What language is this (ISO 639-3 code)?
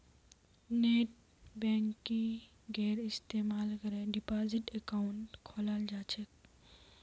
mag